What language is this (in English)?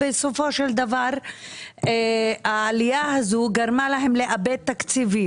Hebrew